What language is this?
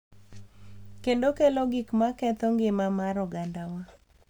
Luo (Kenya and Tanzania)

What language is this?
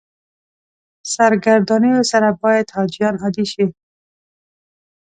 Pashto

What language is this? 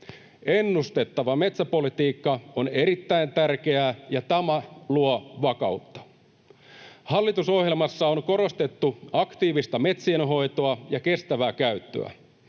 Finnish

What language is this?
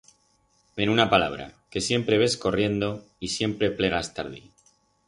Aragonese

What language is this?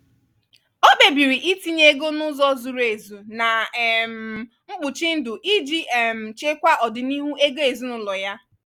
Igbo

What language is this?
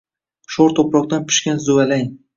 Uzbek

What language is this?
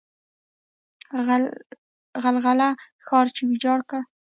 Pashto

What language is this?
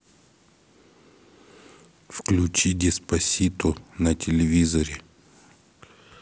Russian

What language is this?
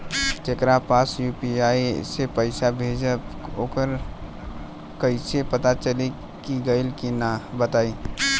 Bhojpuri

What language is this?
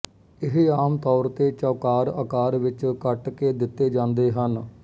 Punjabi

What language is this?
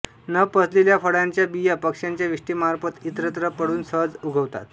Marathi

